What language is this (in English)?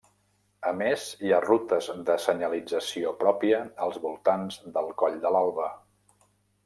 Catalan